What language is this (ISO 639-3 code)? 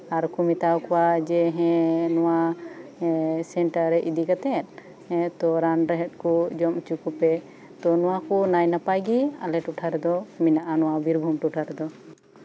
sat